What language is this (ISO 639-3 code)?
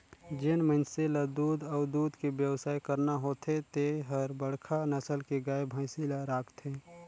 hne